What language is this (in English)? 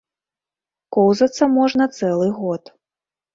Belarusian